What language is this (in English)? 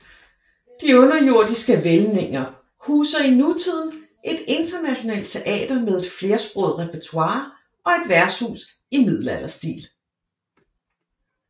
Danish